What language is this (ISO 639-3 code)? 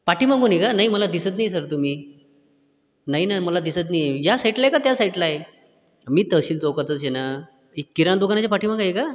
mar